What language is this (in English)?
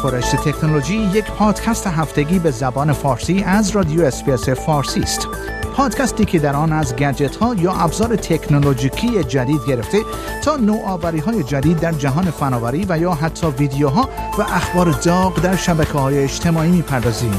Persian